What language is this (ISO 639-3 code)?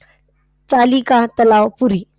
mar